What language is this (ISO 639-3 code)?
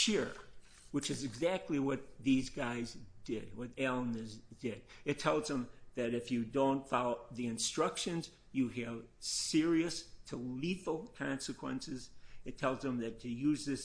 eng